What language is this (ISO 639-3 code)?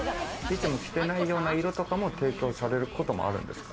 jpn